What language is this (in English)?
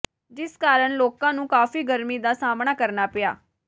Punjabi